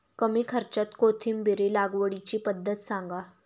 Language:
Marathi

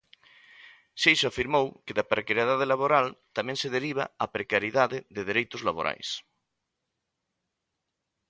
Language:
Galician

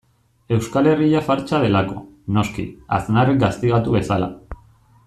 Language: Basque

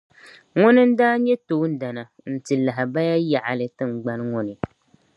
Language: Dagbani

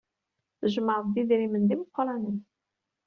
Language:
Kabyle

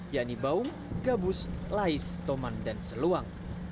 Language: Indonesian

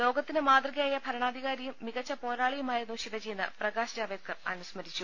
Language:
Malayalam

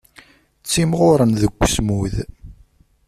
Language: Kabyle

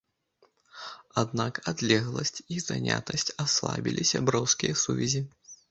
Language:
Belarusian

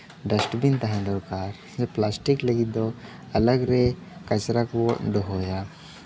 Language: Santali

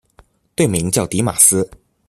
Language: Chinese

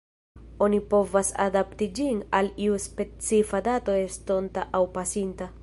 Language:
Esperanto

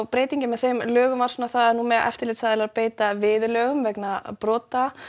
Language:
Icelandic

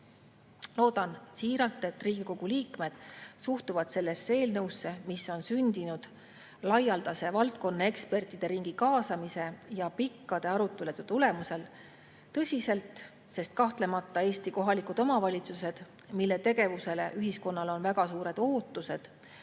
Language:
Estonian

